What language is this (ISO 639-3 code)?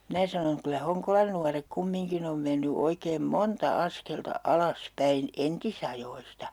fin